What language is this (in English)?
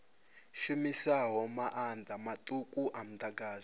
Venda